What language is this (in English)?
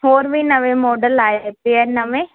Punjabi